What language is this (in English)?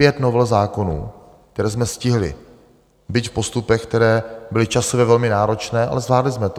Czech